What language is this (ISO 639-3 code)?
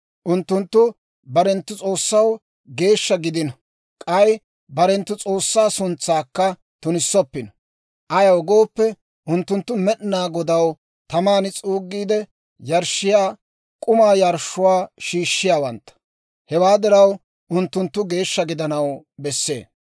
dwr